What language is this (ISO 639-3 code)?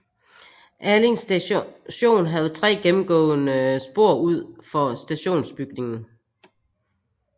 dan